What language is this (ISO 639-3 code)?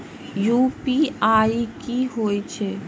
mai